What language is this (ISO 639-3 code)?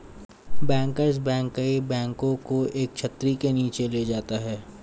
hin